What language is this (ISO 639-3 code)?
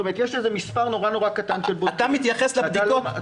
heb